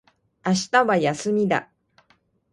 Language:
Japanese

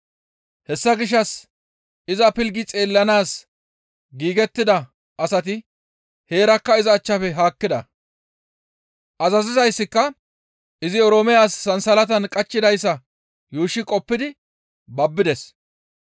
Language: Gamo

